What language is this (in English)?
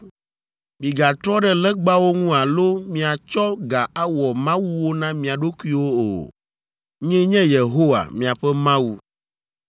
Ewe